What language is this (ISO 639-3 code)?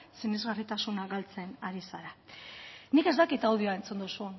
eus